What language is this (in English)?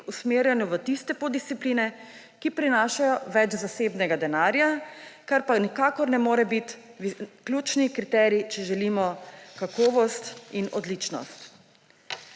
Slovenian